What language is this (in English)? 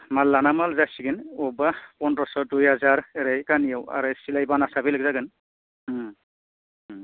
Bodo